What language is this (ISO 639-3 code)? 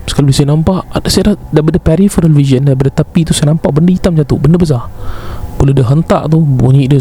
msa